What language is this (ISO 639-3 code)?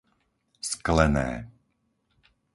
slk